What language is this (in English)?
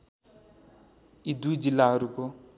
Nepali